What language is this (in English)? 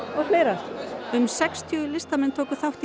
Icelandic